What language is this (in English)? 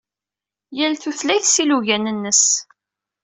Kabyle